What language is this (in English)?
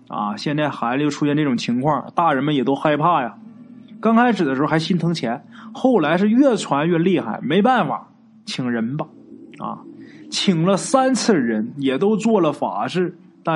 Chinese